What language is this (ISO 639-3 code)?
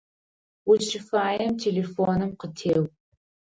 ady